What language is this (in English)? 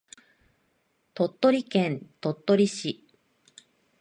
Japanese